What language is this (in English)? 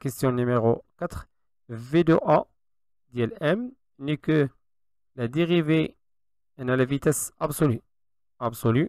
French